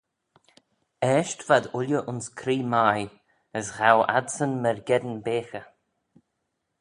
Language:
Manx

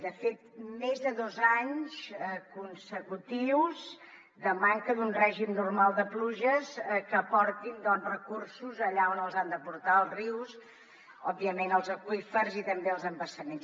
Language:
Catalan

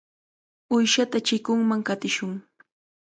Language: Cajatambo North Lima Quechua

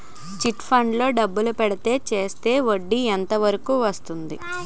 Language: Telugu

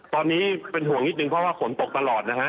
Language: Thai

